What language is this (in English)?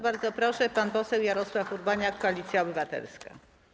Polish